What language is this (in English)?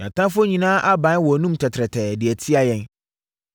Akan